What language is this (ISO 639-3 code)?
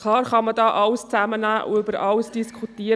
gsw